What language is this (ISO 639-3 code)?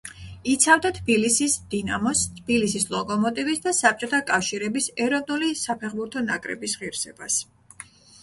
kat